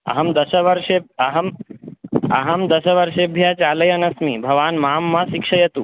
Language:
Sanskrit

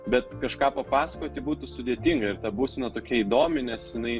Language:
Lithuanian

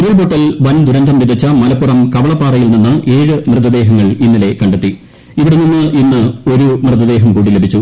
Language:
Malayalam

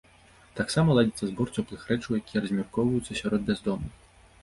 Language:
Belarusian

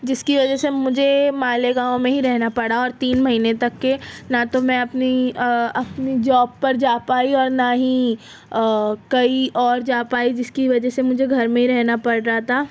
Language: Urdu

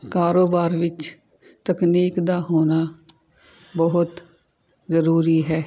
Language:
Punjabi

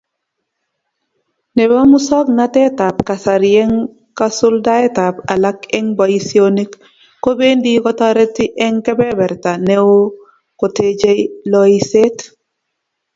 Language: Kalenjin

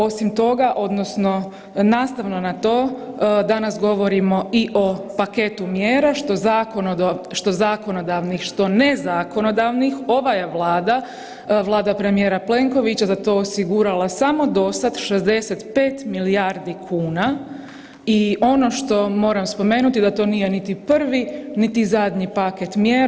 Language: Croatian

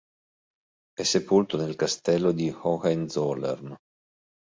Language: Italian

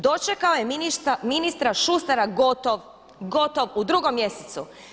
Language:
Croatian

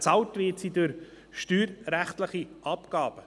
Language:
Swiss German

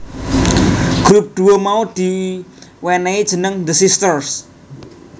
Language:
Javanese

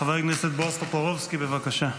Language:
Hebrew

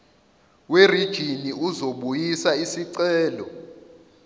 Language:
Zulu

